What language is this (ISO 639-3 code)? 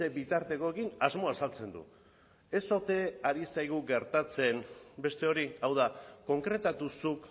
eus